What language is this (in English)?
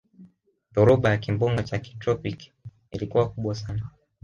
Swahili